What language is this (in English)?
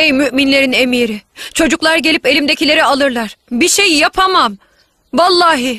Turkish